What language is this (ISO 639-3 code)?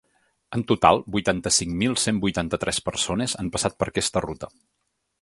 cat